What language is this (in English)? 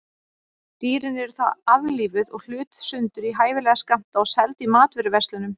Icelandic